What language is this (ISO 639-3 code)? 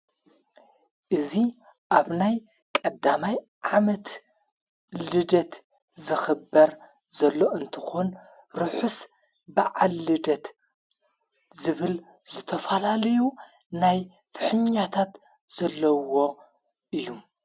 tir